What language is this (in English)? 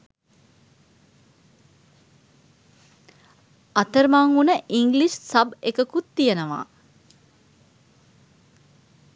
Sinhala